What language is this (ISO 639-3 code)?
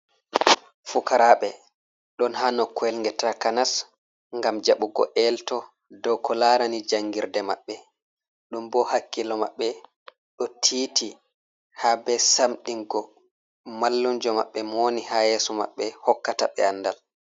ful